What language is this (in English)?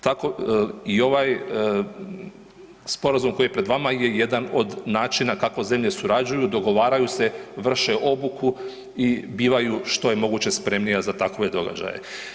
Croatian